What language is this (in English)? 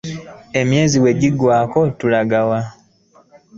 Ganda